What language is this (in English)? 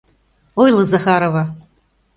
Mari